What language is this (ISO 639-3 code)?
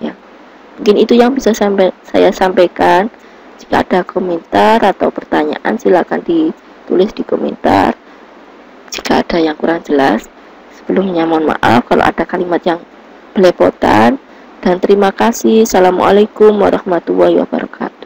ind